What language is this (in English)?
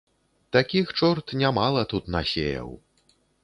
Belarusian